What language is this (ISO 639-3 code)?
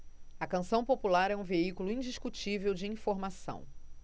por